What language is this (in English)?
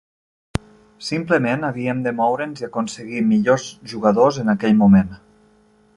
Catalan